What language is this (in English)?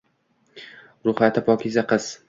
Uzbek